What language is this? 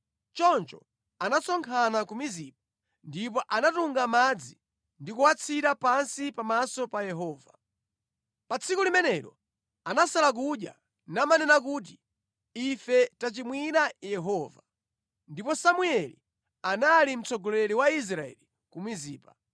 Nyanja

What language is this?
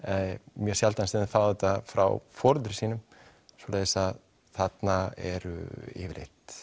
Icelandic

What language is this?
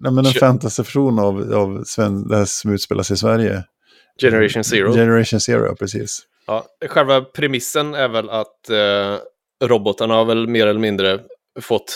Swedish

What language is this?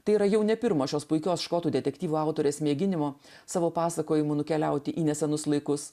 Lithuanian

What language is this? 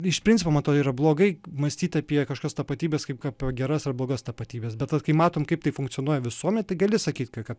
Lithuanian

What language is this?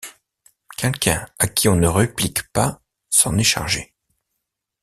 French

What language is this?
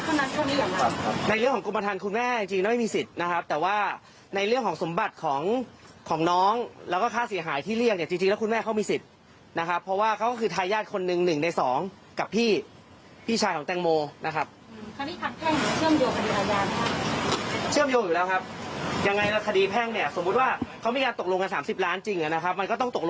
Thai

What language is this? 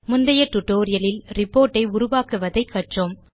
Tamil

